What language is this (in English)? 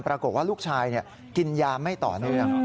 Thai